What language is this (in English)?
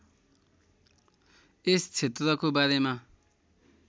Nepali